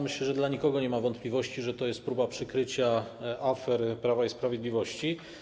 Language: Polish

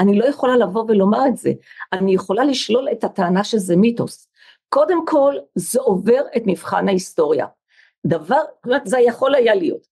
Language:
Hebrew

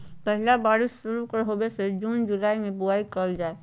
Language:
Magahi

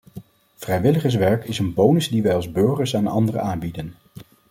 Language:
Dutch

